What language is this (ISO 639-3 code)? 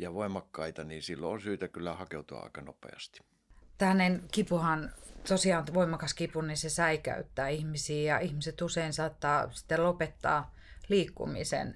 fin